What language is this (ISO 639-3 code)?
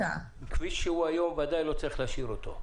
heb